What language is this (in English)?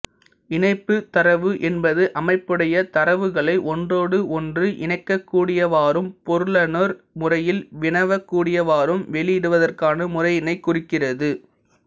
Tamil